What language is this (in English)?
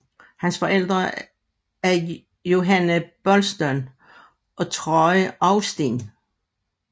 Danish